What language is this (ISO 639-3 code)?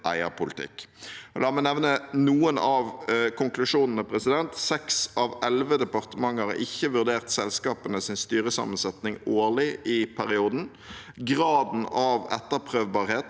nor